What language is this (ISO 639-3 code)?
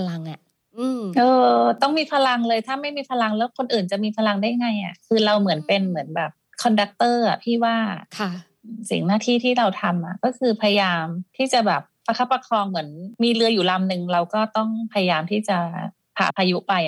tha